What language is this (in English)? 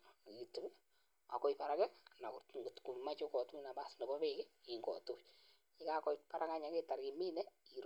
Kalenjin